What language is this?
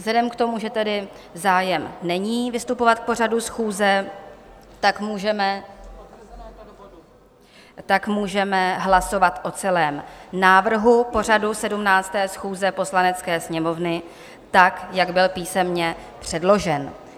Czech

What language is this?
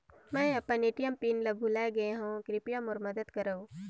Chhattisgarhi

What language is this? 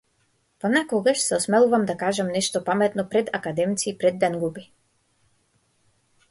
Macedonian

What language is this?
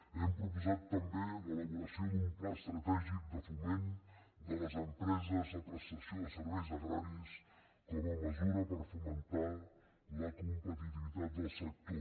Catalan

